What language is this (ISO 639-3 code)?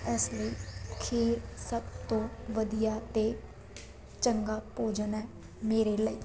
pan